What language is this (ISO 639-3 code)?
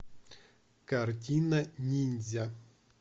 rus